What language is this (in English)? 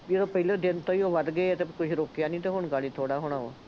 Punjabi